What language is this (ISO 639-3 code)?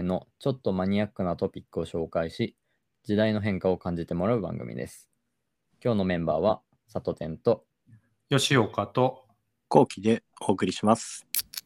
jpn